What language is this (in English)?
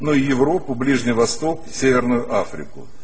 Russian